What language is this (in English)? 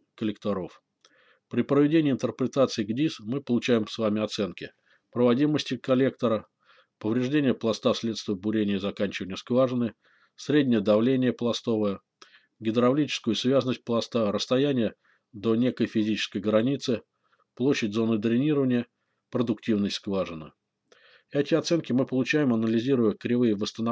Russian